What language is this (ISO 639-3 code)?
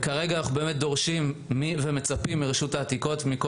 heb